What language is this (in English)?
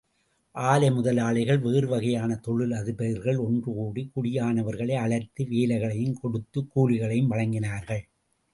Tamil